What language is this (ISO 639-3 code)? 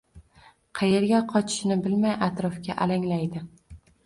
uzb